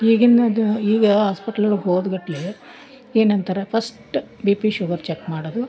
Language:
Kannada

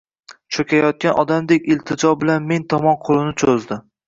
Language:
Uzbek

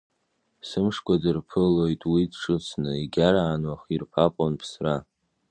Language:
Abkhazian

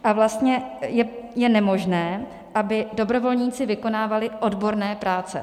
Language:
Czech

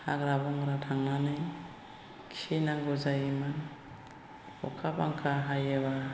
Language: Bodo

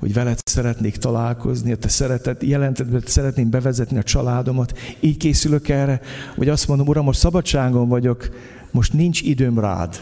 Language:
Hungarian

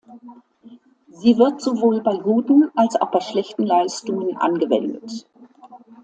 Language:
German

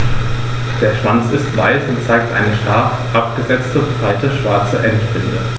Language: German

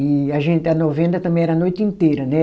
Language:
Portuguese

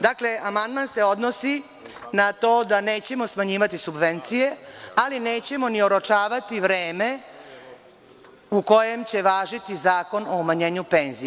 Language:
Serbian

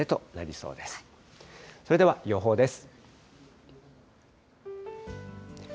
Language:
Japanese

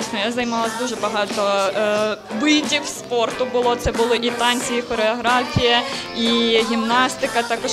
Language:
Ukrainian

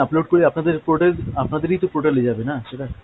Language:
Bangla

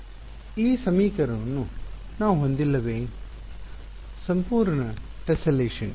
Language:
Kannada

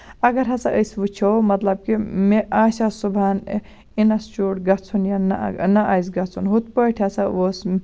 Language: Kashmiri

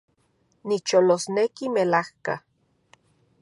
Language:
Central Puebla Nahuatl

